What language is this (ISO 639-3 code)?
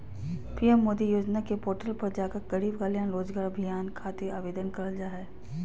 mag